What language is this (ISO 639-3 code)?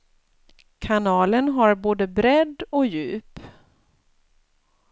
swe